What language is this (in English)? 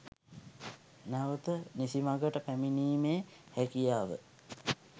Sinhala